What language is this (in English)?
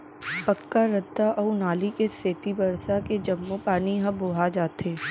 Chhattisgarhi